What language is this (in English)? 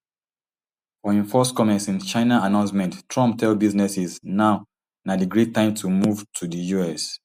Nigerian Pidgin